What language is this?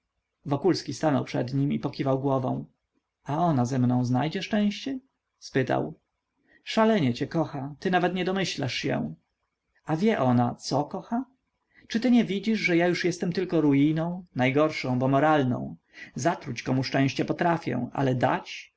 Polish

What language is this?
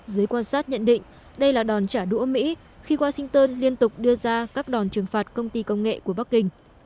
Vietnamese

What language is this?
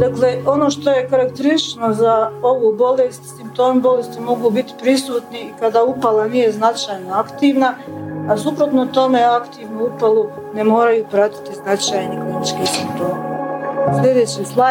Croatian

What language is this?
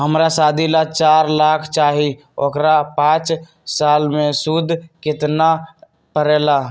Magahi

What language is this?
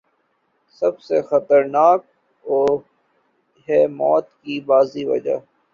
Urdu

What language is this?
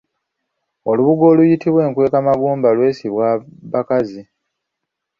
Ganda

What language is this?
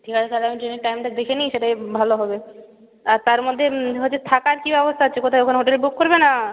Bangla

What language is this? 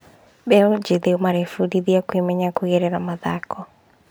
Kikuyu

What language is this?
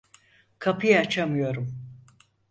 Turkish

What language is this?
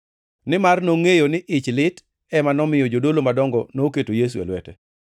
Luo (Kenya and Tanzania)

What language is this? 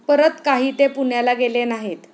Marathi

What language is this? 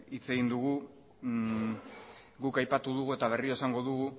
Basque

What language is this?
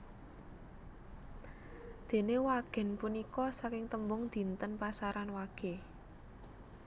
Javanese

